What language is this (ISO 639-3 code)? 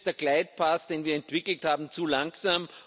deu